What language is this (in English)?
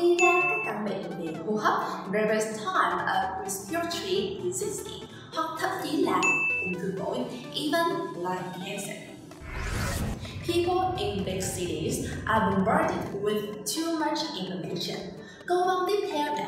Vietnamese